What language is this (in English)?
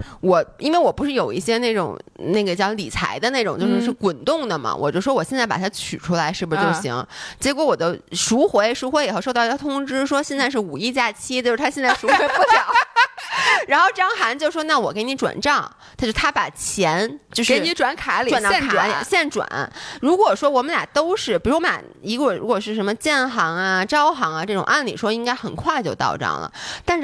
Chinese